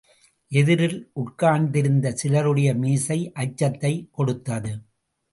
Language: Tamil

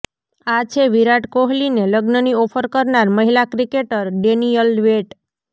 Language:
Gujarati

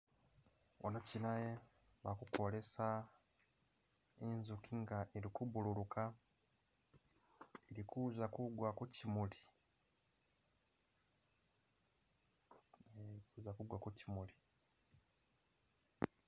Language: Masaaba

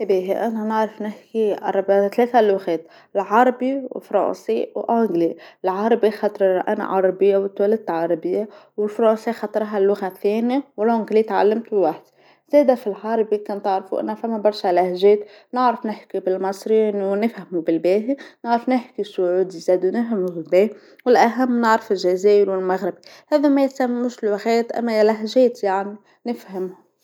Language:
Tunisian Arabic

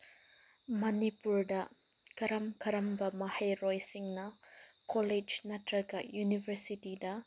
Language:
Manipuri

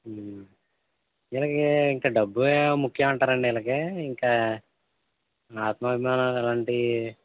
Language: Telugu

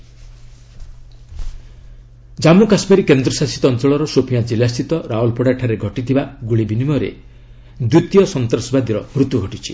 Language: Odia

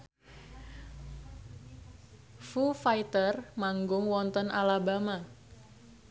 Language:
Javanese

